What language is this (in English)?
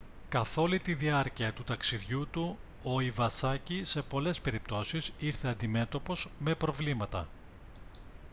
Greek